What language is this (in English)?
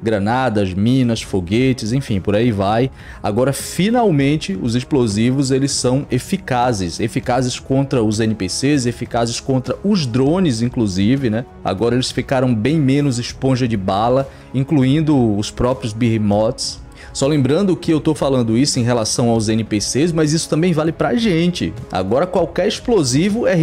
Portuguese